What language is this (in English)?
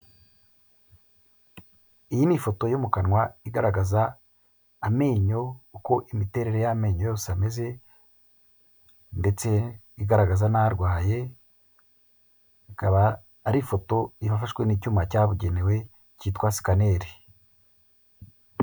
Kinyarwanda